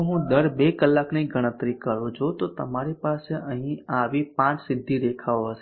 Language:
Gujarati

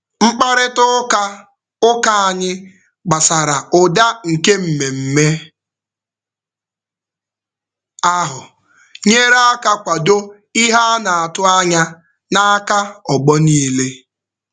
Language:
Igbo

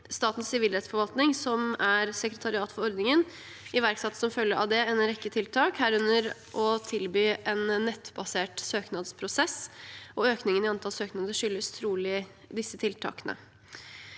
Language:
Norwegian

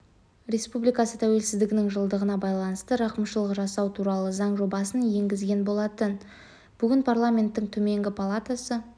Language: Kazakh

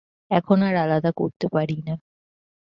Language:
Bangla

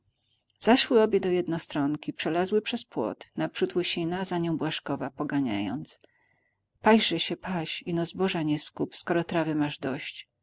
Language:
Polish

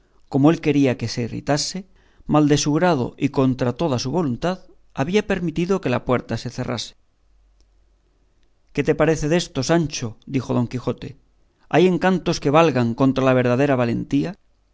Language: Spanish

